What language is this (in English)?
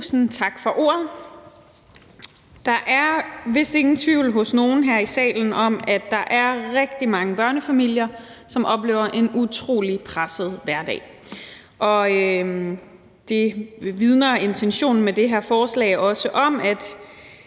Danish